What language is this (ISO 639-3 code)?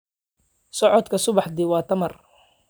som